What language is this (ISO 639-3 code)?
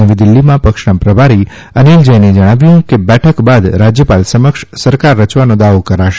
guj